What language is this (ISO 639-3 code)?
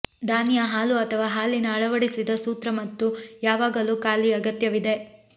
kan